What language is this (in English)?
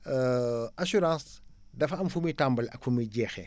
Wolof